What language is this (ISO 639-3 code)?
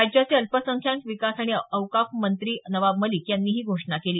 mar